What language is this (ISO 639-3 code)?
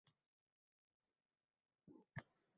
uzb